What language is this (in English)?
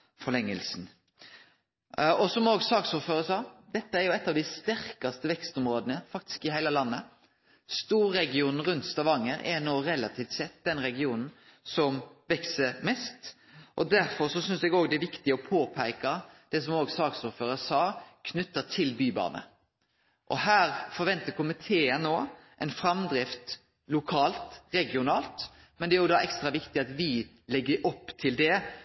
Norwegian Nynorsk